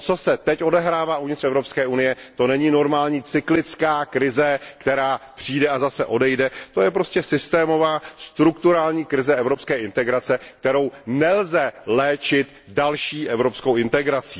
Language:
Czech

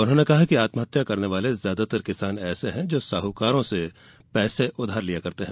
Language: Hindi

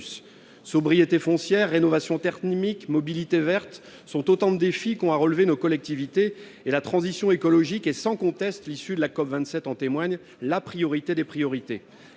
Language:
French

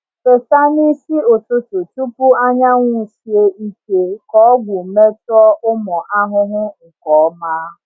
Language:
Igbo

